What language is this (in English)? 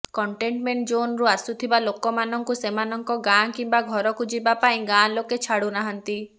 Odia